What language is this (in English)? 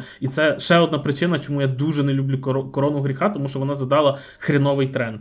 Ukrainian